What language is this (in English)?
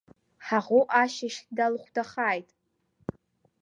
Abkhazian